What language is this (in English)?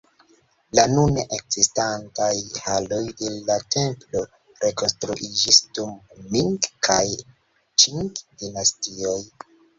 Esperanto